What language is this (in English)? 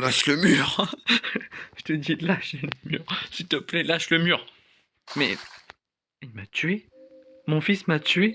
French